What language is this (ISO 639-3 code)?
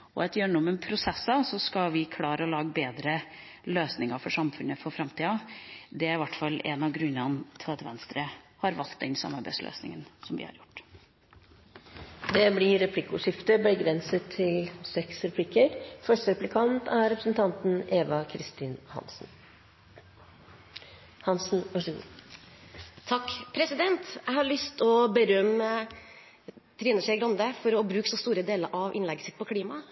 nob